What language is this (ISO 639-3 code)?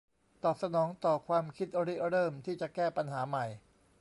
tha